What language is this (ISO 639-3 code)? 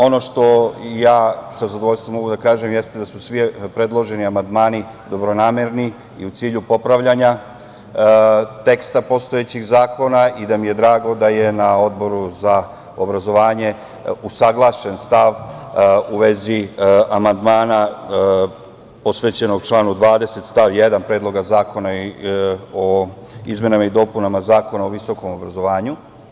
srp